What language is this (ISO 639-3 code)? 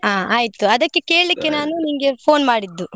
kan